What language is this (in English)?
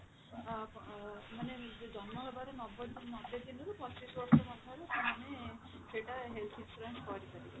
Odia